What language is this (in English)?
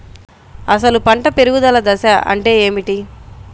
Telugu